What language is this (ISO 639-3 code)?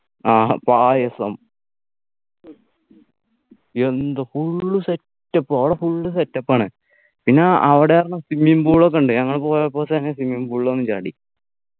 mal